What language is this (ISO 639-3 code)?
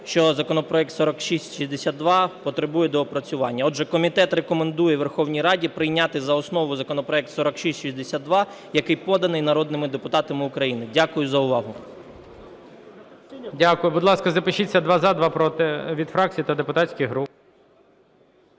ukr